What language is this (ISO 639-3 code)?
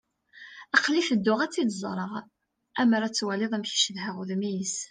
kab